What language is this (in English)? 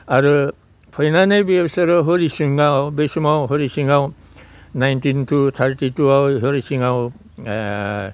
Bodo